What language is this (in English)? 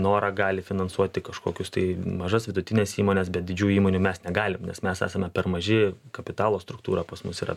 Lithuanian